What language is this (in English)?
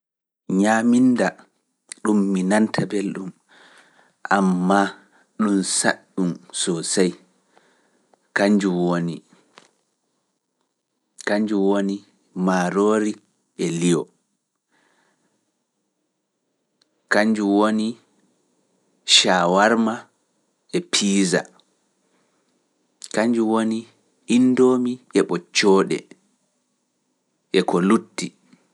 Fula